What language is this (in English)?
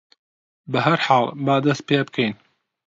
Central Kurdish